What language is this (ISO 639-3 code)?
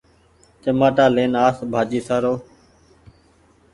gig